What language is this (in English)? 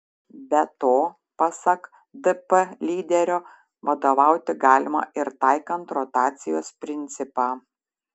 Lithuanian